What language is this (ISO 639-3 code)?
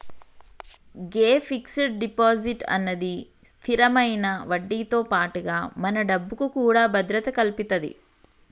tel